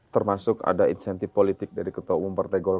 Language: Indonesian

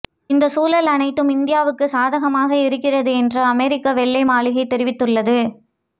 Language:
Tamil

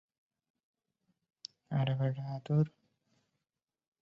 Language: Bangla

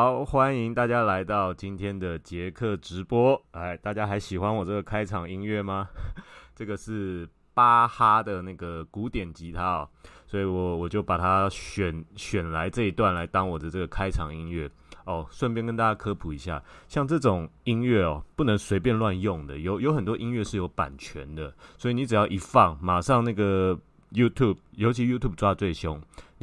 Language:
Chinese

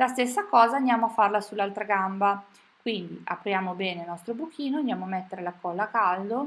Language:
Italian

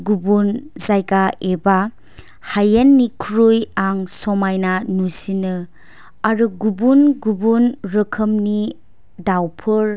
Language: Bodo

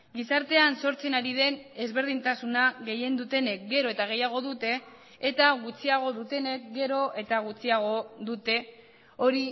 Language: Basque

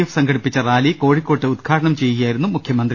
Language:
Malayalam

